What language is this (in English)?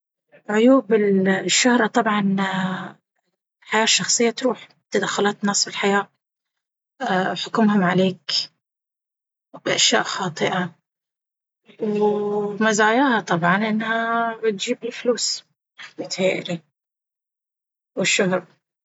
Baharna Arabic